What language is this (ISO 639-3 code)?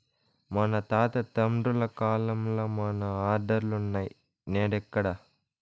tel